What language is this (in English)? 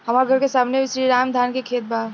Bhojpuri